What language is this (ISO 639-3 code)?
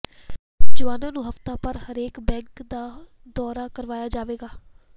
pan